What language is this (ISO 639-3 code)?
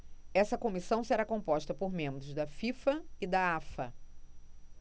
por